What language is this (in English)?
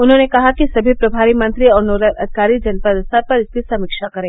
Hindi